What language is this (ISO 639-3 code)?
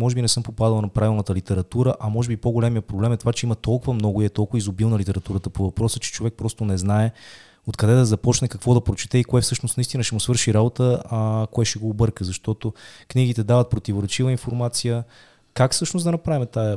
bul